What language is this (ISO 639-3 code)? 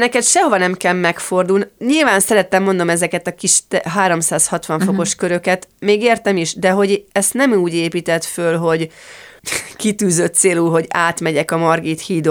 hun